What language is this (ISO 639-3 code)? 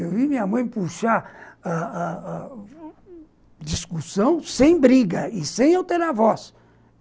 por